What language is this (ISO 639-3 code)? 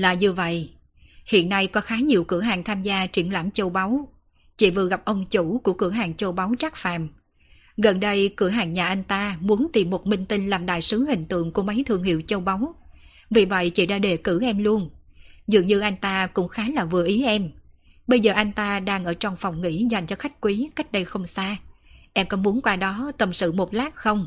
vie